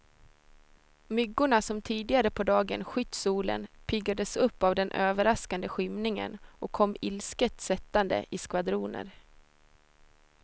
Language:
Swedish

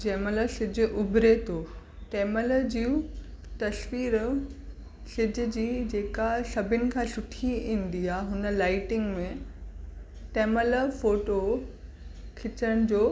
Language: Sindhi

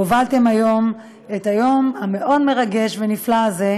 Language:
Hebrew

